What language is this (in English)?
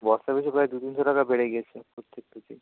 Bangla